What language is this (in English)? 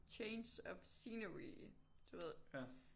Danish